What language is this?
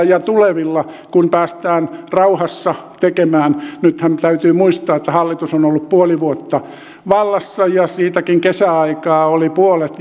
Finnish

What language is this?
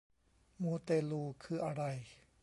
Thai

